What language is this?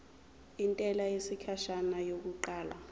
Zulu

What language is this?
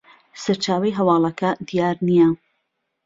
Central Kurdish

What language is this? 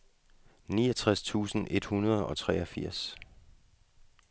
Danish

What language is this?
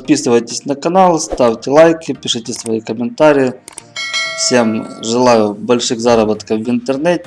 Russian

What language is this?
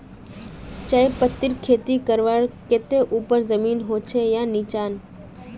Magahi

